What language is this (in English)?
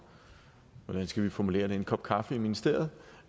Danish